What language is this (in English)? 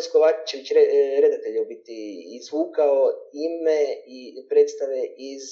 Croatian